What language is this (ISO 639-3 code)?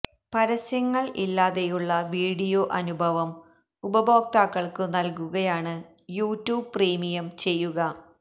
mal